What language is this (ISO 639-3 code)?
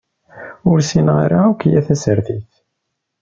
kab